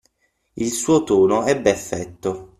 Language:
Italian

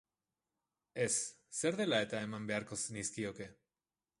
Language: Basque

